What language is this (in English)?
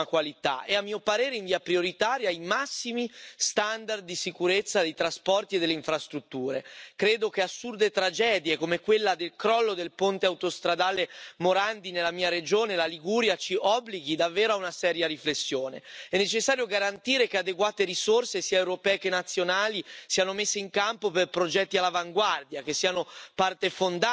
Dutch